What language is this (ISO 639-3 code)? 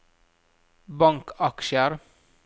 nor